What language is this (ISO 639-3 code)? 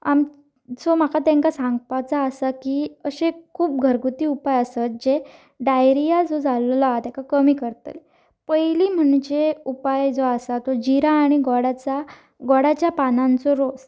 kok